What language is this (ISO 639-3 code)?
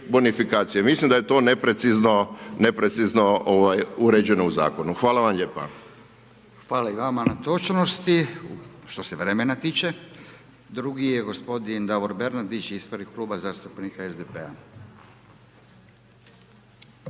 hrv